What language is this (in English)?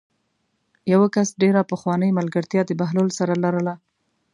Pashto